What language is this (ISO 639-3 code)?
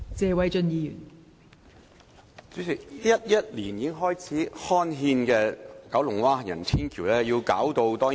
yue